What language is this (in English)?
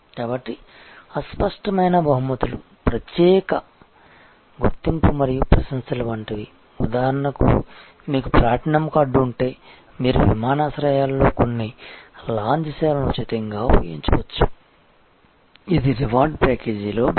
Telugu